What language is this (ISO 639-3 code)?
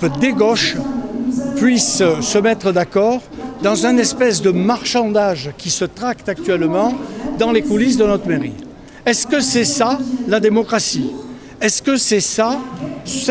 fra